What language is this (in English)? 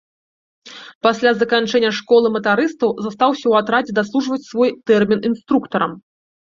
Belarusian